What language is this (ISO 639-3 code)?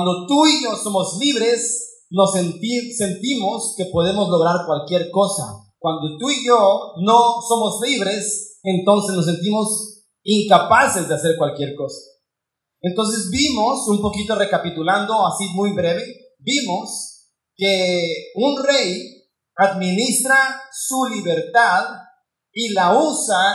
spa